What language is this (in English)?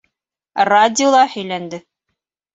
Bashkir